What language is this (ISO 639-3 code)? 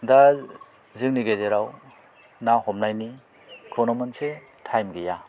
brx